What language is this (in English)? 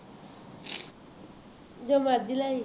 Punjabi